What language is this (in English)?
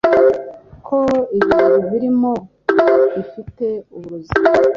Kinyarwanda